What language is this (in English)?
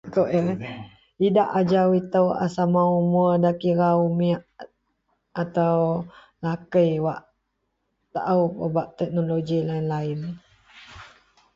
Central Melanau